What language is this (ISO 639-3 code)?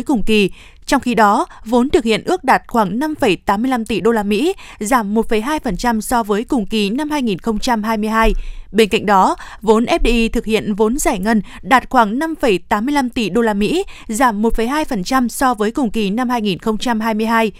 vie